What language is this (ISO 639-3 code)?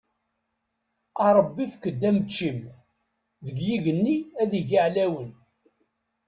kab